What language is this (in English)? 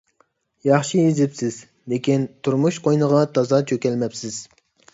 Uyghur